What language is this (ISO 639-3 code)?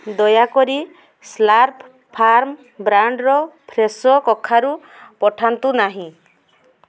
ori